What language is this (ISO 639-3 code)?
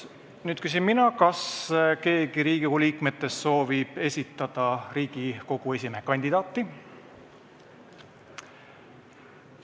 est